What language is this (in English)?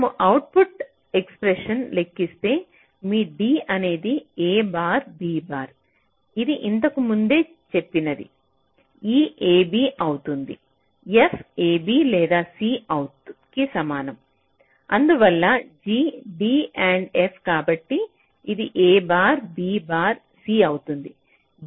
Telugu